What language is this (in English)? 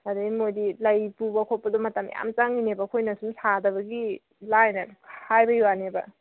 Manipuri